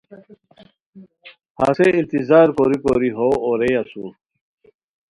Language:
Khowar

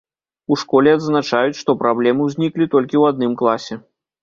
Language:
Belarusian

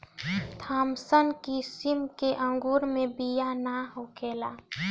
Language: Bhojpuri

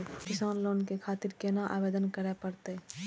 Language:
Maithili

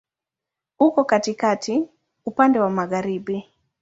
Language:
Swahili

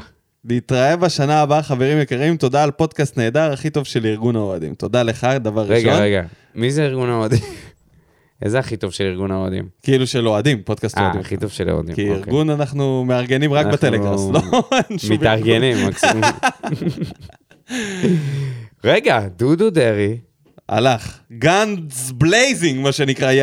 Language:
Hebrew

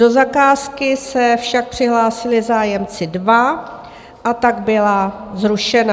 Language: Czech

